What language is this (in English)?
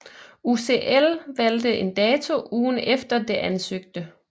Danish